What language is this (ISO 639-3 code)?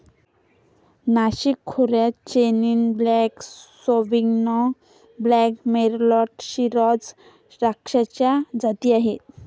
mar